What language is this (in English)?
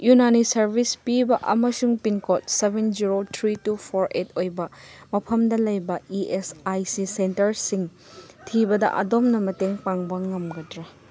Manipuri